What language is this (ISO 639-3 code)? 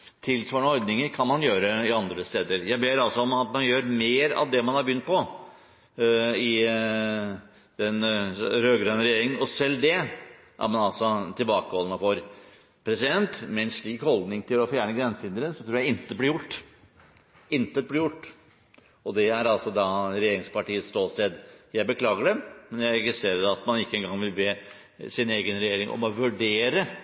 nob